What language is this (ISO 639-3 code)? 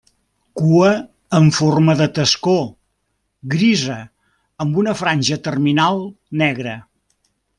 cat